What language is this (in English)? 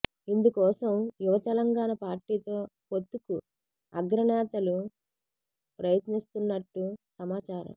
Telugu